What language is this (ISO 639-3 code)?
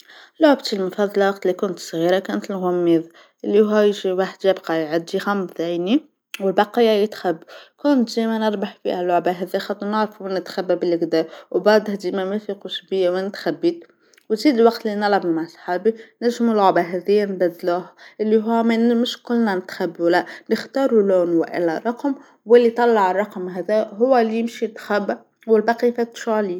aeb